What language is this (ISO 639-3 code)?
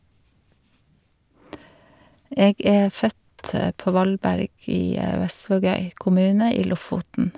nor